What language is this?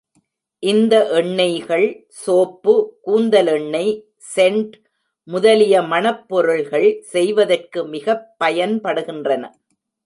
Tamil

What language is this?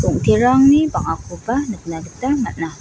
Garo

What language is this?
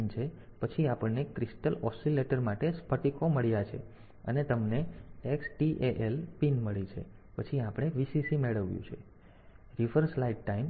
Gujarati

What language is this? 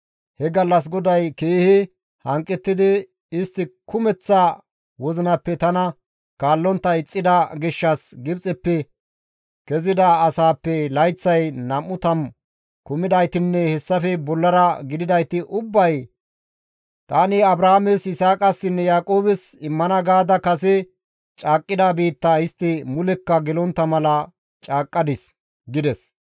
Gamo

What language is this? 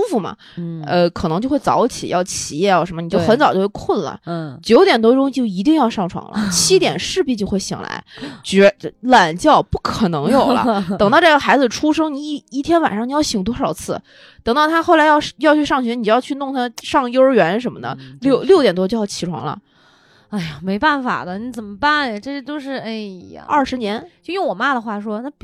Chinese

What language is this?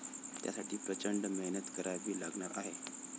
Marathi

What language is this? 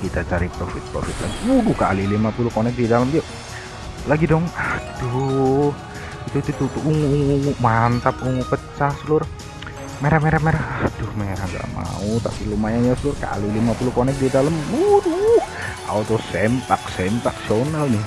Indonesian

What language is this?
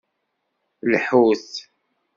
Kabyle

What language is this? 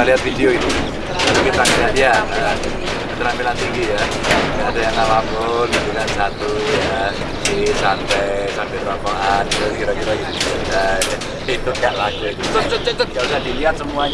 Indonesian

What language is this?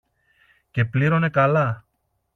Greek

